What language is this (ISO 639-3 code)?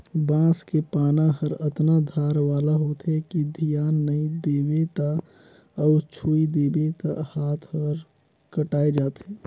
hne